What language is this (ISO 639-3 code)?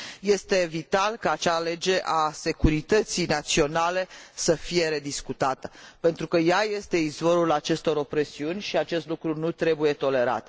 ron